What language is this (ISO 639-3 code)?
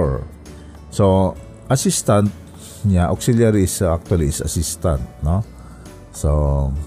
fil